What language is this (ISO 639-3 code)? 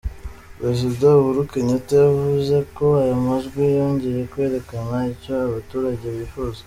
kin